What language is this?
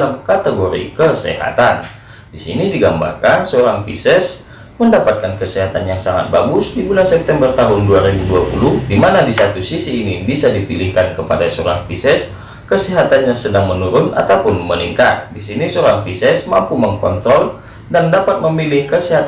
Indonesian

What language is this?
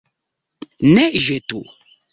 Esperanto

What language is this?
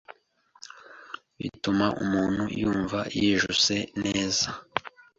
Kinyarwanda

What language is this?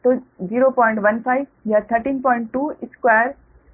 Hindi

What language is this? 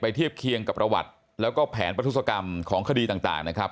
Thai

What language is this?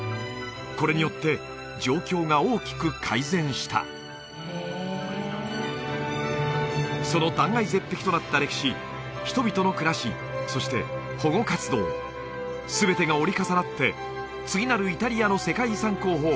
Japanese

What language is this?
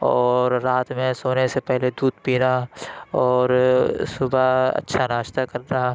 Urdu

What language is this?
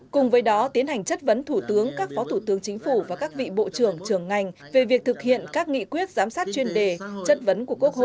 Vietnamese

